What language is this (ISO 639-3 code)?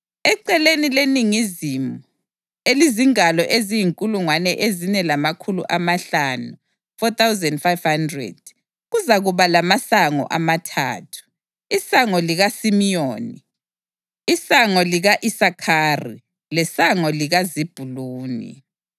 nde